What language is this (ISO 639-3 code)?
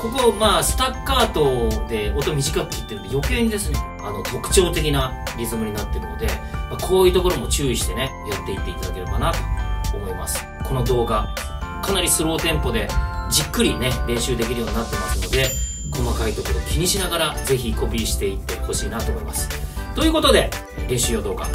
jpn